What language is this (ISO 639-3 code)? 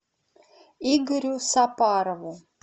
rus